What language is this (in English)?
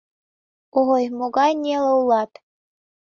Mari